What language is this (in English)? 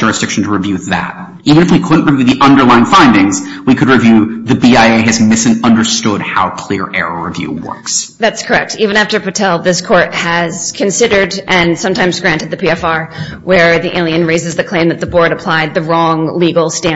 English